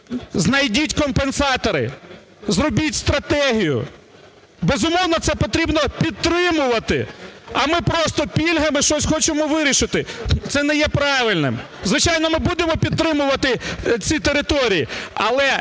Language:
Ukrainian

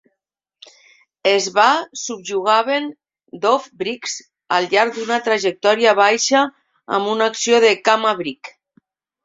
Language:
Catalan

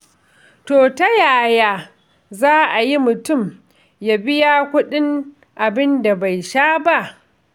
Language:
Hausa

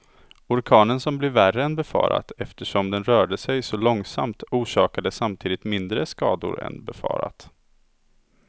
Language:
Swedish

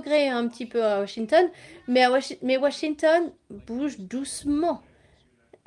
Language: French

